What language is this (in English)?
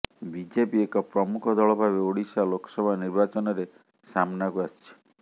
Odia